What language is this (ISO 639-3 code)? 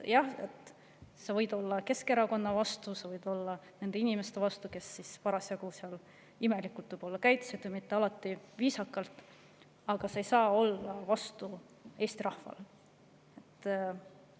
est